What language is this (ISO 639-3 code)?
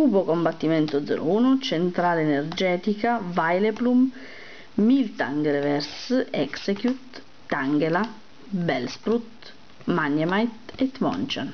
ita